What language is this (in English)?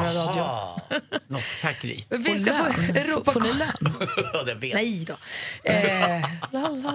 Swedish